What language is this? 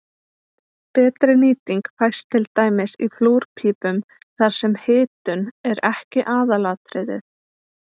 Icelandic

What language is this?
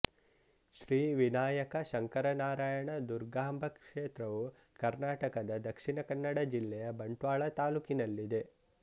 Kannada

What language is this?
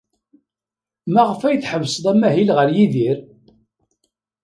Kabyle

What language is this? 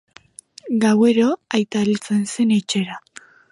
Basque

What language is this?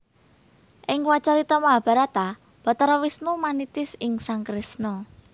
Javanese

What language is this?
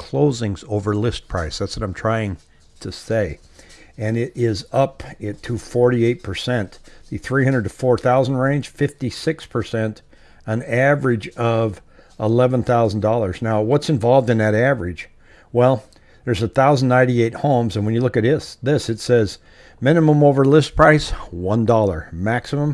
English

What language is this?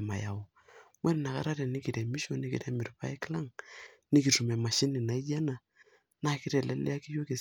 Masai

